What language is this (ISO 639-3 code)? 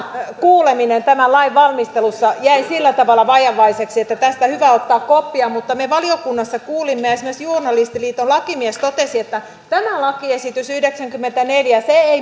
fin